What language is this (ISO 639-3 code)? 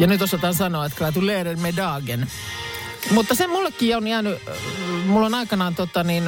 fin